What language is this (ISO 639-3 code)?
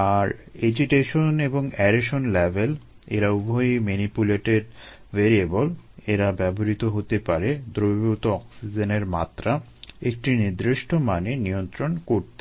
ben